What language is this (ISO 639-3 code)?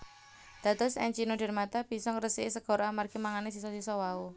jav